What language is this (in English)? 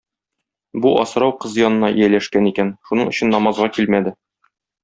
Tatar